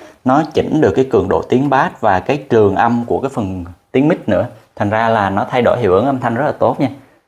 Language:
Vietnamese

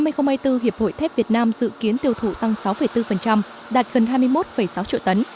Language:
Vietnamese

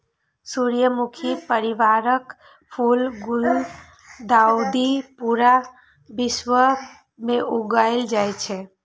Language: Maithili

